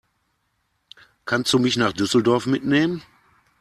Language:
German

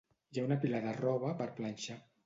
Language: Catalan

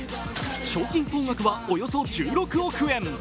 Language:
Japanese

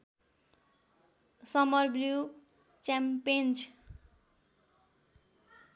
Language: Nepali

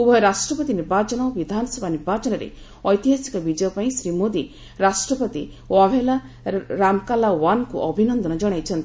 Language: Odia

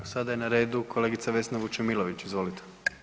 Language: Croatian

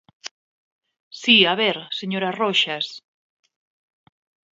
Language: Galician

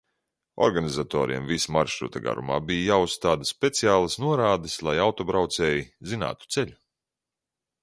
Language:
Latvian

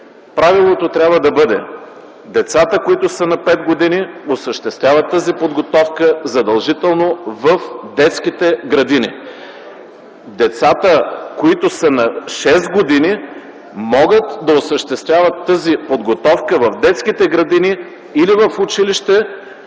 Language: Bulgarian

